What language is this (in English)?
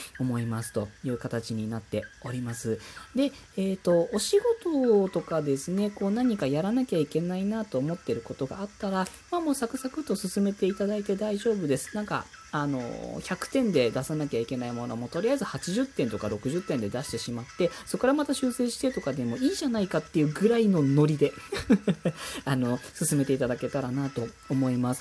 Japanese